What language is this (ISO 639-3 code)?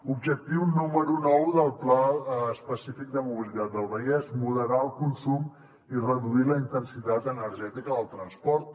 cat